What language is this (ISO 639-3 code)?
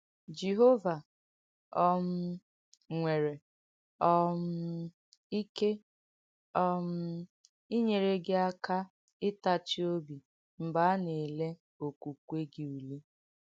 ibo